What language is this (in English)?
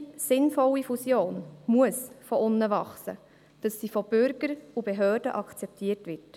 Swiss German